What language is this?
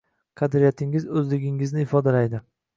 Uzbek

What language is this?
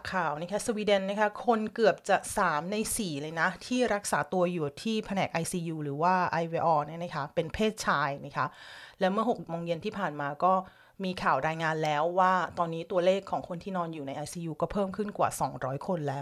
Thai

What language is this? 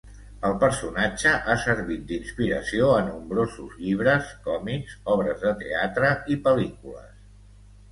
Catalan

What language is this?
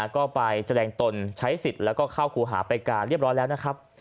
Thai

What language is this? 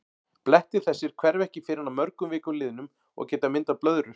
Icelandic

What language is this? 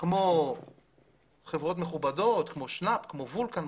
Hebrew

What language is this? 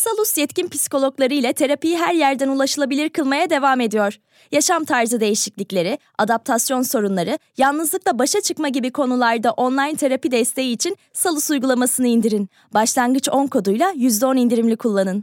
Turkish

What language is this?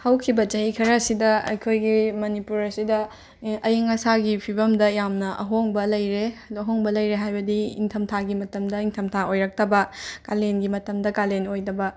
Manipuri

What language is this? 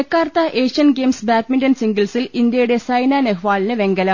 Malayalam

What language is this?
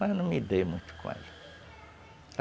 Portuguese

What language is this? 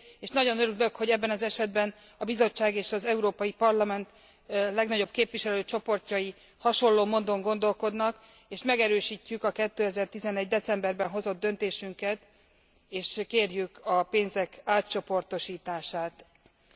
Hungarian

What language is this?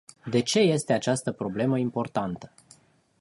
Romanian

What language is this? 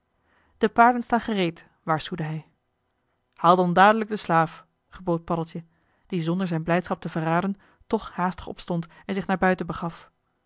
Dutch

